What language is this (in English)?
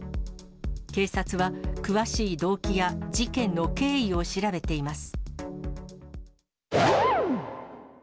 Japanese